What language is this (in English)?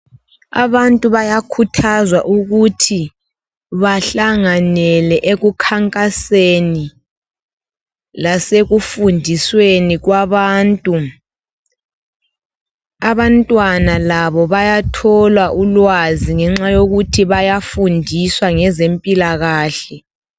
North Ndebele